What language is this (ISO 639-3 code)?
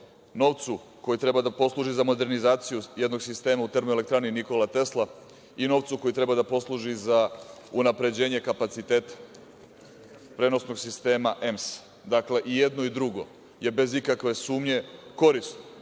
srp